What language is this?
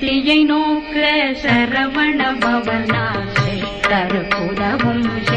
Thai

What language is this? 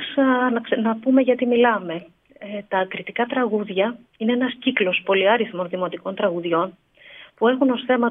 Greek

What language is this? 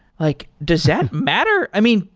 English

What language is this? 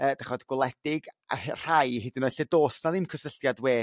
Welsh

